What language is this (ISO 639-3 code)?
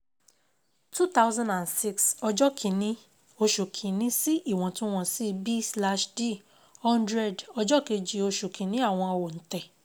yor